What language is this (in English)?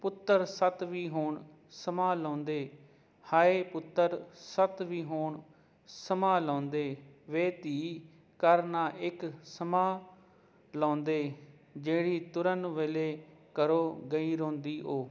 Punjabi